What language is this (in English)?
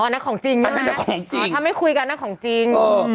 Thai